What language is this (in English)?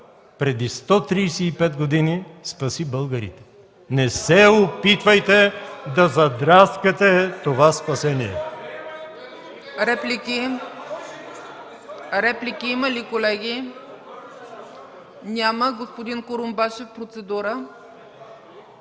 Bulgarian